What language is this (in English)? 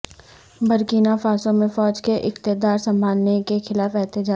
Urdu